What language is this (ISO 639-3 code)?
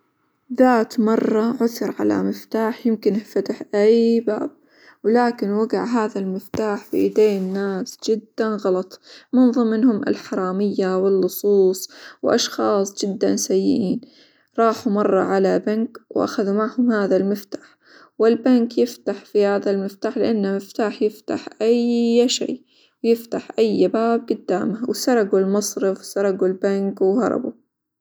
acw